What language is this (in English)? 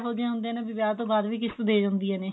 Punjabi